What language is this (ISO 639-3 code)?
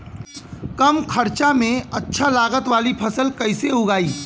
bho